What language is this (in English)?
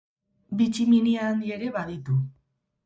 Basque